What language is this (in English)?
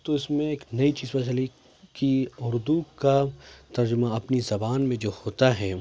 Urdu